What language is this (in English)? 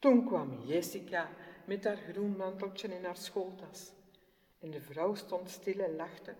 Dutch